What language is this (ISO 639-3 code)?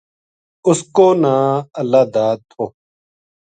gju